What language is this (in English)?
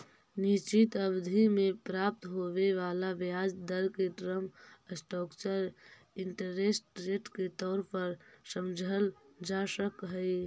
Magahi